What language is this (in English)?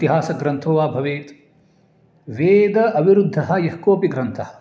Sanskrit